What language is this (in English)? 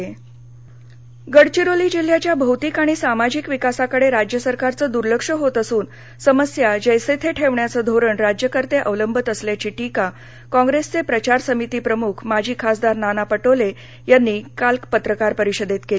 Marathi